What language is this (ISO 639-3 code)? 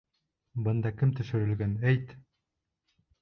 bak